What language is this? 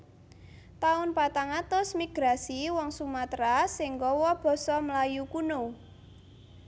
Javanese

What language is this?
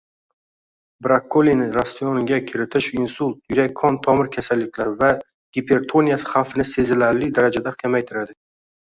Uzbek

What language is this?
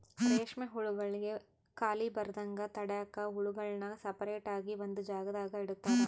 Kannada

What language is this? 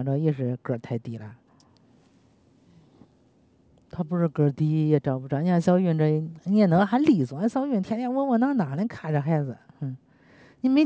Chinese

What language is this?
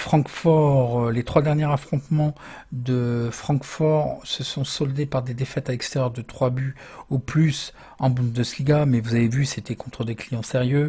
French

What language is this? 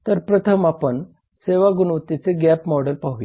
Marathi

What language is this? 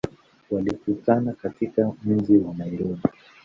Swahili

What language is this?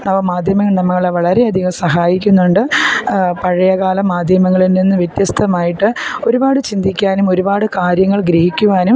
Malayalam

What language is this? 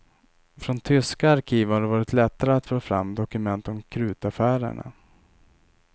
Swedish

